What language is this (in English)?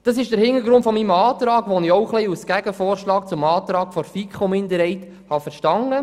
Swiss German